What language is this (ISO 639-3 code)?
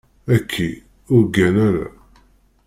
kab